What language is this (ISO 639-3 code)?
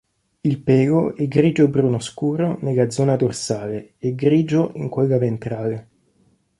ita